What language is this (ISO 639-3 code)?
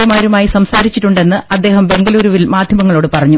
mal